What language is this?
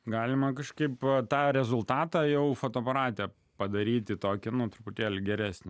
Lithuanian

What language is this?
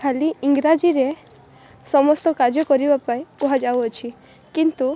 Odia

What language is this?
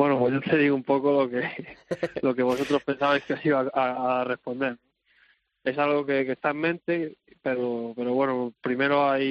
Spanish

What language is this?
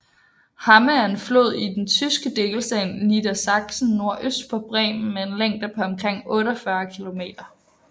Danish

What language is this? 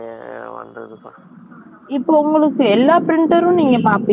Tamil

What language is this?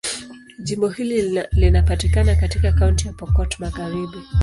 Swahili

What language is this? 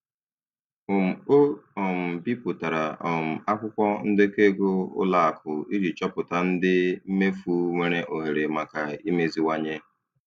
Igbo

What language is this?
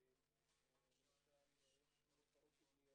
Hebrew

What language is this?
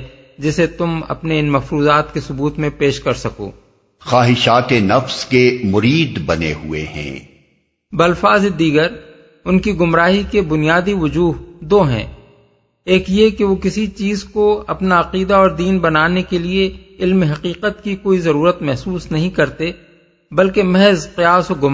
Urdu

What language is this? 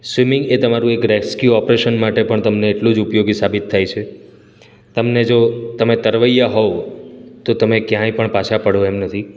Gujarati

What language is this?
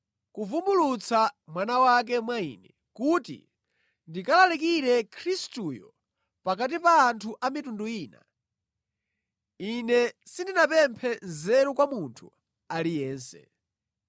Nyanja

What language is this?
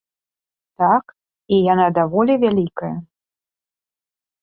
Belarusian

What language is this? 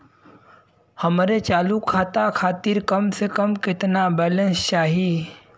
Bhojpuri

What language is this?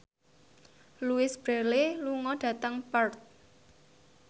Javanese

